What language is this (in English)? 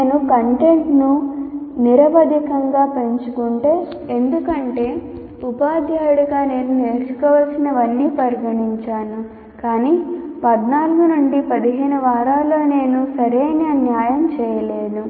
Telugu